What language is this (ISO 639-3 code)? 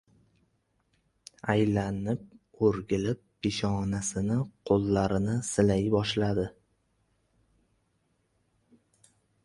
uzb